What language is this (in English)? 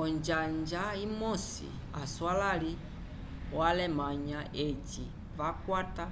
Umbundu